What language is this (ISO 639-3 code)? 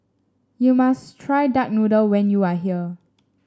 eng